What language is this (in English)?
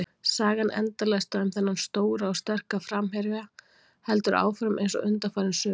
Icelandic